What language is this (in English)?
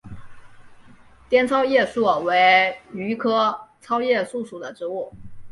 Chinese